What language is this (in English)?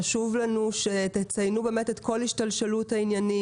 Hebrew